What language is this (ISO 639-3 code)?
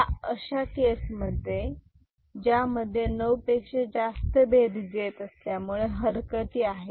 mar